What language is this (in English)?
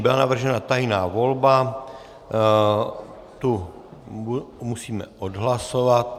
Czech